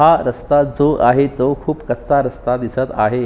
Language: Marathi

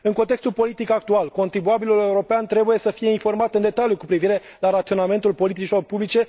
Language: Romanian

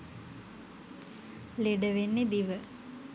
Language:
Sinhala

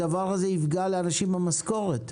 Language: Hebrew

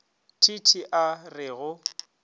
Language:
Northern Sotho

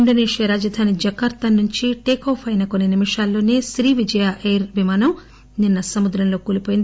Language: Telugu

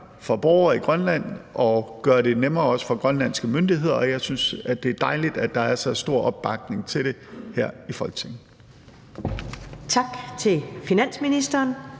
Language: Danish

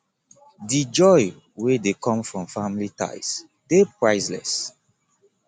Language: Nigerian Pidgin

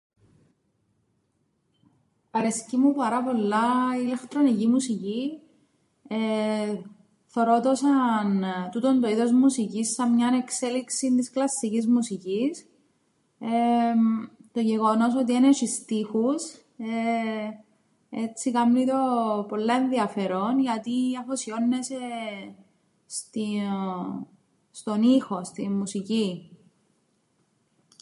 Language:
Greek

